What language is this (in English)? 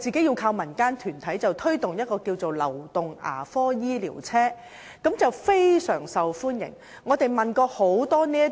Cantonese